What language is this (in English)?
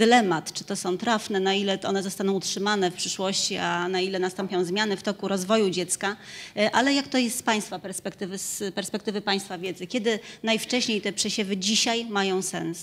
Polish